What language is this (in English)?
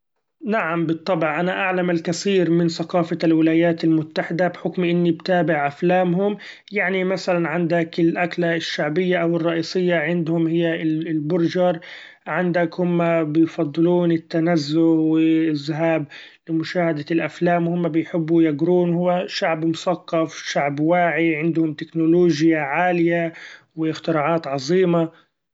Gulf Arabic